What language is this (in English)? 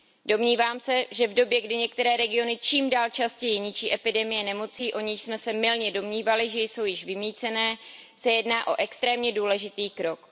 Czech